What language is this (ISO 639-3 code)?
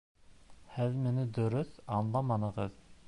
bak